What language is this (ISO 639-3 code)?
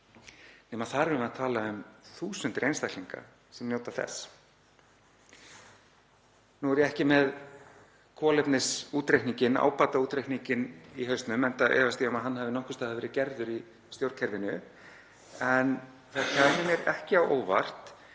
isl